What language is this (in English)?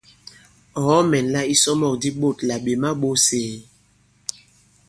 Bankon